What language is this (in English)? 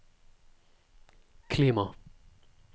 Norwegian